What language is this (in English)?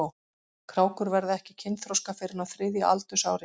Icelandic